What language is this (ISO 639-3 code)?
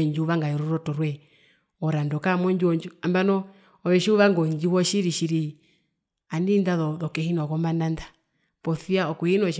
her